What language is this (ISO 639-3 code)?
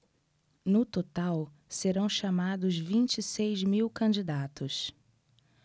por